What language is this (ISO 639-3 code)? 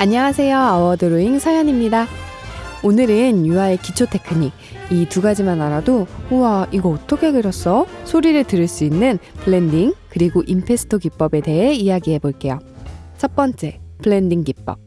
kor